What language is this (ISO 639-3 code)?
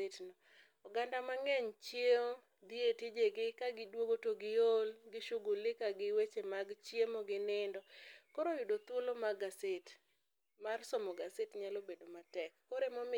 luo